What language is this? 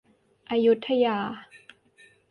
Thai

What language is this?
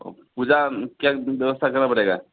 Hindi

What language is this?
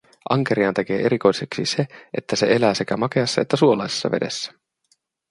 Finnish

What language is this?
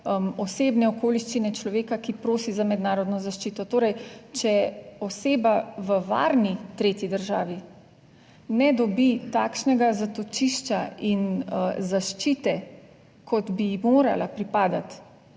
Slovenian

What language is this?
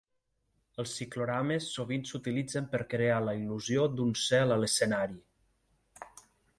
Catalan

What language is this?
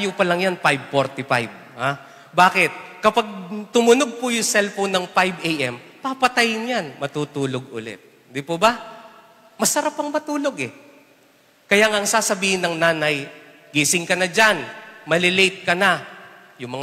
Filipino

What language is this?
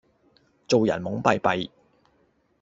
Cantonese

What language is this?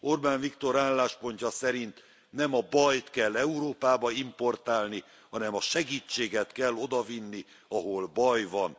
Hungarian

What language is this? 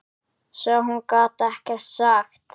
Icelandic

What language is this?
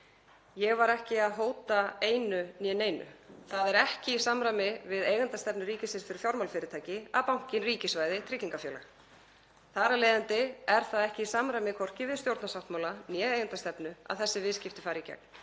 Icelandic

